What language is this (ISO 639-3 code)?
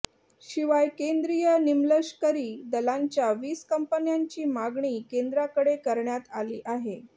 mar